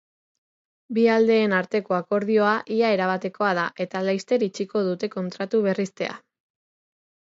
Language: Basque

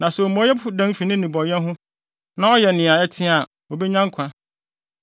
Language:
Akan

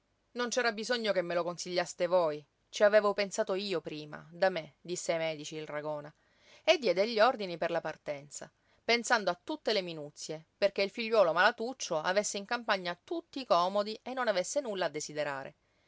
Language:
Italian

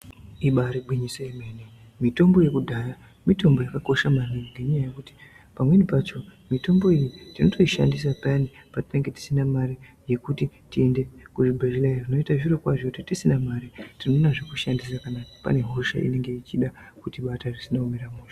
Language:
Ndau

